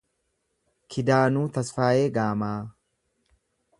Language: Oromo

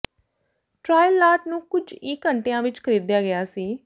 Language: Punjabi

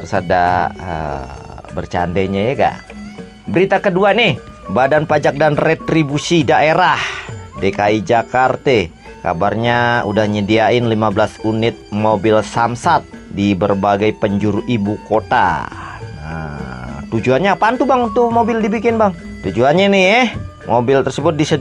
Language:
Indonesian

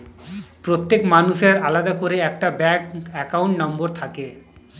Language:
Bangla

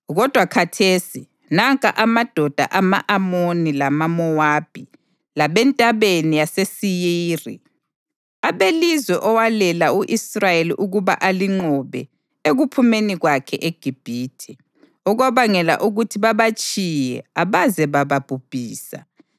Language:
North Ndebele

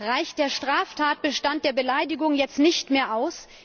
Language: German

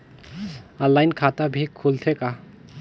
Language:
Chhattisgarhi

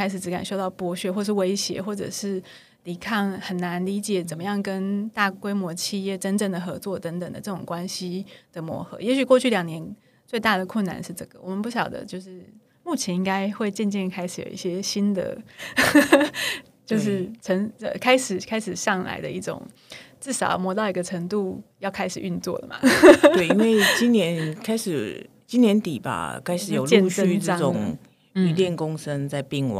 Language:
Chinese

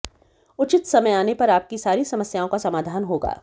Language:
Hindi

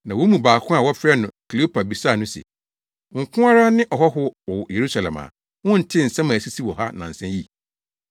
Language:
Akan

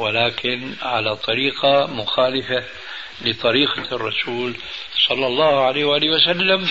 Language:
Arabic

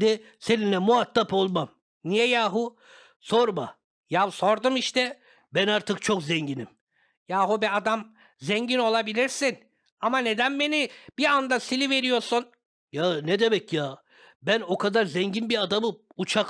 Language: Turkish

